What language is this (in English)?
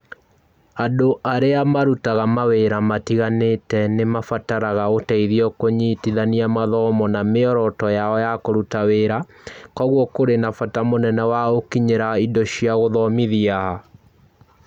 Kikuyu